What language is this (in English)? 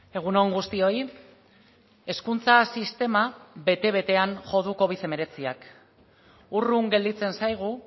Basque